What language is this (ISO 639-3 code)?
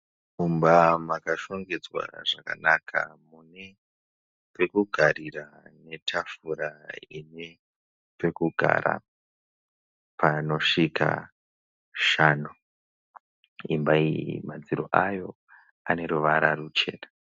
sna